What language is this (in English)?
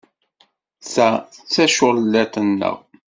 Kabyle